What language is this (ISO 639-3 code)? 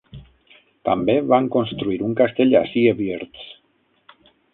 cat